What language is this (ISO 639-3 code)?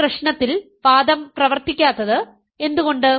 mal